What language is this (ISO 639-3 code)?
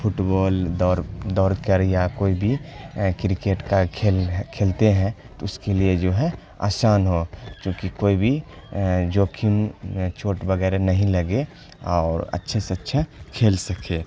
urd